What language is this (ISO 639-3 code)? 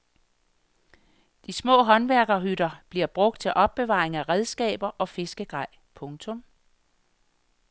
dan